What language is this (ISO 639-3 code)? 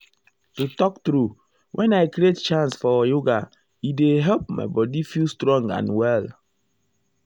pcm